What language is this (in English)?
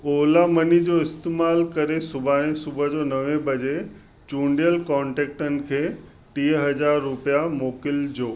Sindhi